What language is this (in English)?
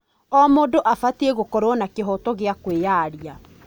Kikuyu